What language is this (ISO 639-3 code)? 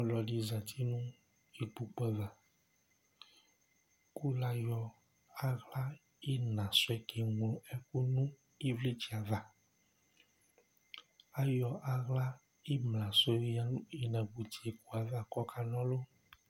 kpo